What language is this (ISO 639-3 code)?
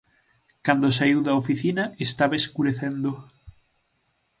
glg